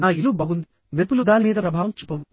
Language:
Telugu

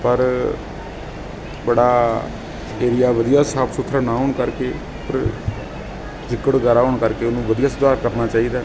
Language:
Punjabi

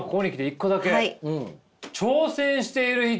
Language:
Japanese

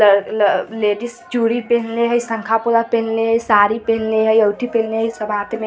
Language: Hindi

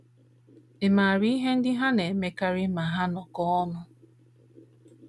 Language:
Igbo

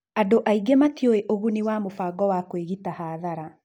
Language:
Kikuyu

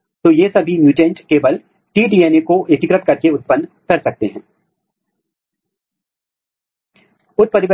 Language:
Hindi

